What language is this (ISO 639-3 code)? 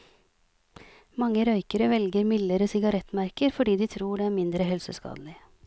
nor